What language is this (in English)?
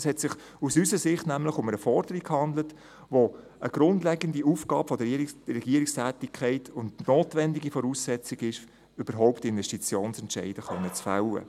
Swiss German